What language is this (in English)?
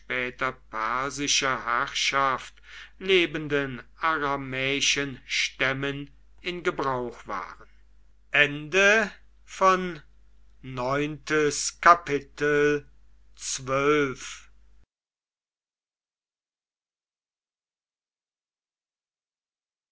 German